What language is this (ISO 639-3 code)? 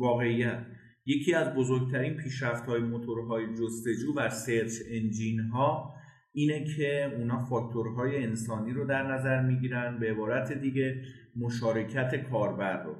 fas